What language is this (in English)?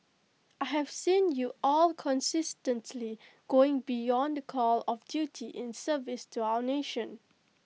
English